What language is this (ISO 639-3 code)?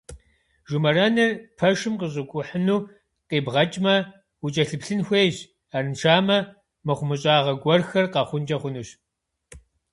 kbd